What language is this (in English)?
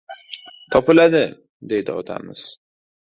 Uzbek